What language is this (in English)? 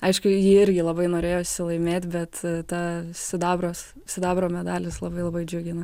Lithuanian